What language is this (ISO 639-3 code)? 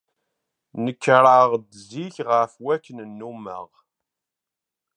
kab